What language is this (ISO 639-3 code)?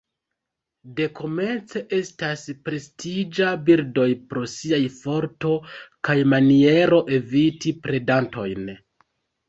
epo